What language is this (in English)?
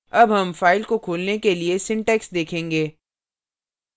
Hindi